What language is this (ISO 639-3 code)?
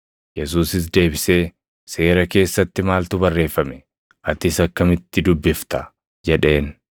orm